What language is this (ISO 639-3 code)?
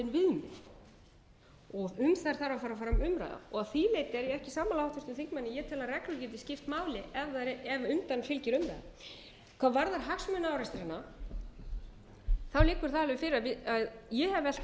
isl